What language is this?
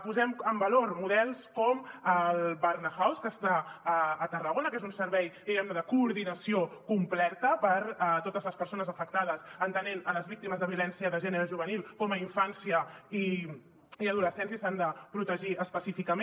Catalan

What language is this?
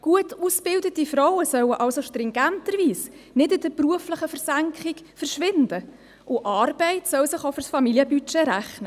Swiss German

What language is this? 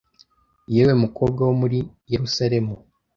Kinyarwanda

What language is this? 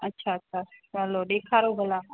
Sindhi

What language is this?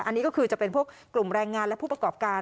Thai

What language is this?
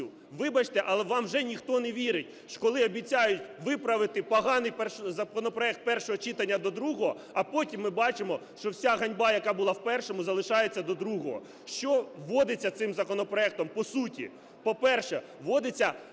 Ukrainian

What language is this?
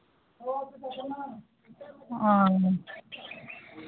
Maithili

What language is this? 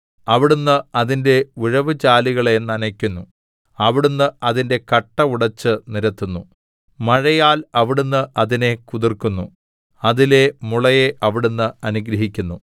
Malayalam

